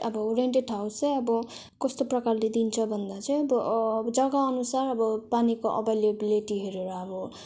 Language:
Nepali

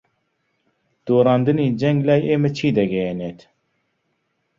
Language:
Central Kurdish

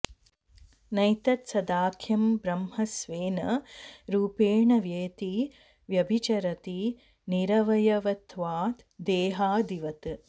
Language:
Sanskrit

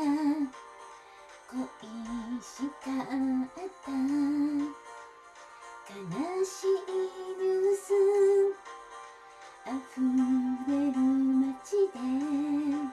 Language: Japanese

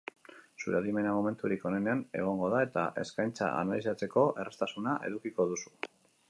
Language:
Basque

